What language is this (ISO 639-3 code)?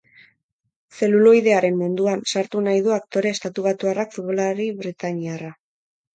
eus